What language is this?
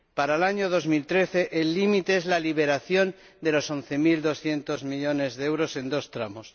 Spanish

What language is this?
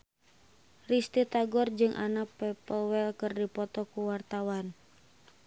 Sundanese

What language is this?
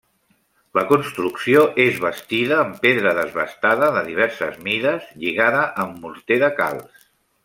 Catalan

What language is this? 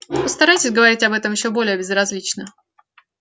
Russian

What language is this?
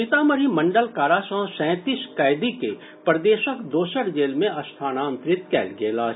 Maithili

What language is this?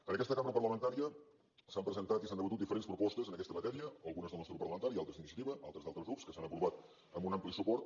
Catalan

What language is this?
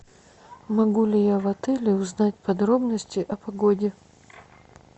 Russian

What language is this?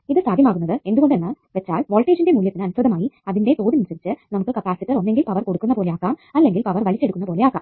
Malayalam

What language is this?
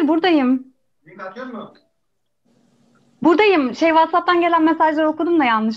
Turkish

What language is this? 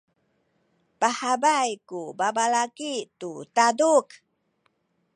Sakizaya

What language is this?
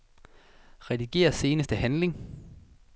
Danish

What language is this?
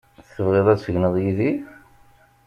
Kabyle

